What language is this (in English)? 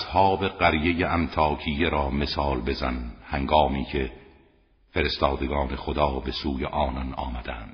Persian